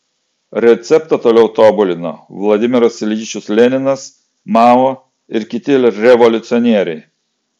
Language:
Lithuanian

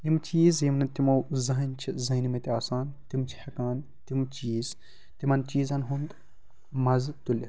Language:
Kashmiri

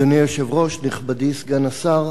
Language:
Hebrew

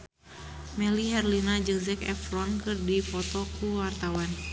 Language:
Sundanese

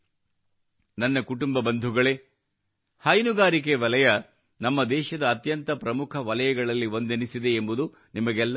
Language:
Kannada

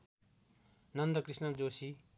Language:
Nepali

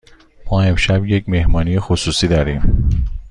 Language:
Persian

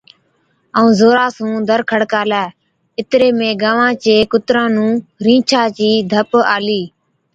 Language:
Od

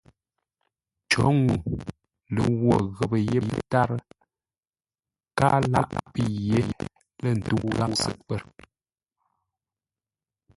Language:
Ngombale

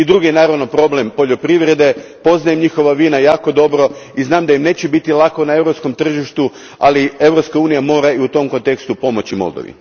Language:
Croatian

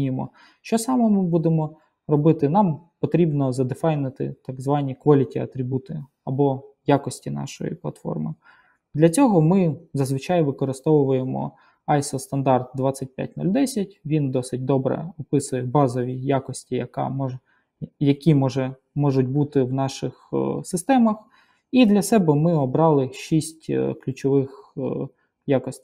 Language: Ukrainian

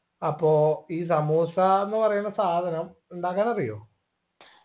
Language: Malayalam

